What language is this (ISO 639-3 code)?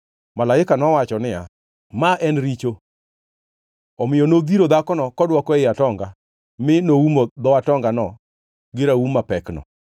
luo